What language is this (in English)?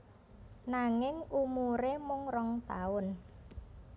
Javanese